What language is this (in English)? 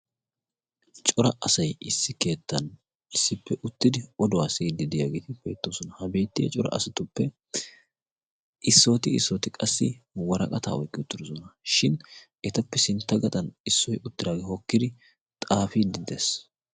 Wolaytta